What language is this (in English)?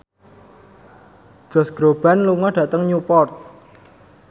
Javanese